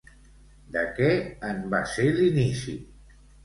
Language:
Catalan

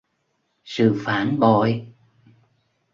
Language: Vietnamese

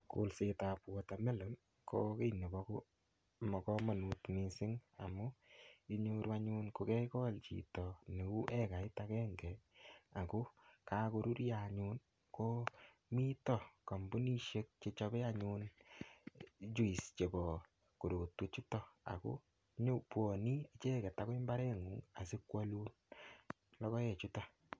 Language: Kalenjin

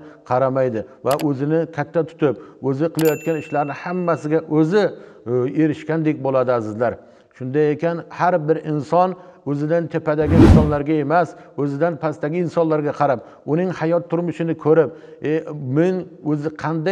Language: Turkish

